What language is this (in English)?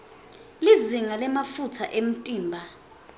Swati